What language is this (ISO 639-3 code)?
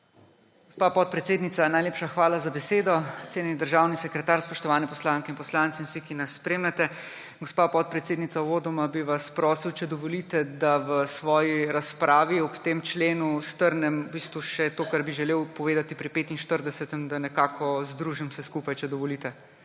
slv